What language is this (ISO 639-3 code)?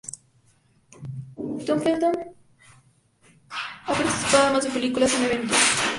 spa